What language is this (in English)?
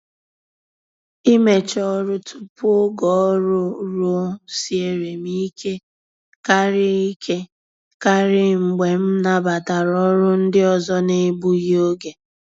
Igbo